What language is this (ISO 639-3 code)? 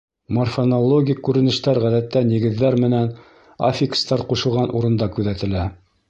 bak